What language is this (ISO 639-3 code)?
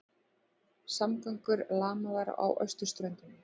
isl